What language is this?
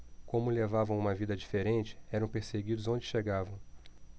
Portuguese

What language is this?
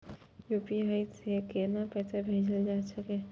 Maithili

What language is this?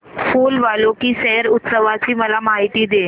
Marathi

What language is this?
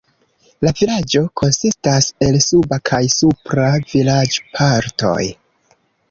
Esperanto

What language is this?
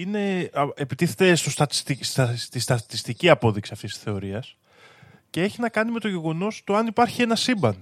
Greek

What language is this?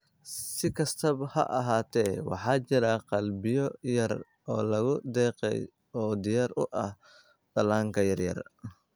Somali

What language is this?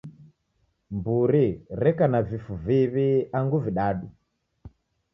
Taita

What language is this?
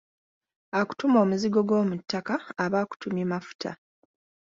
Ganda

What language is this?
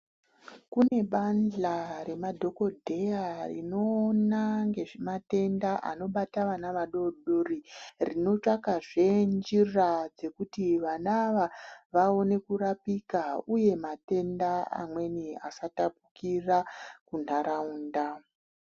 Ndau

